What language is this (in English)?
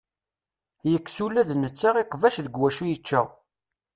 Kabyle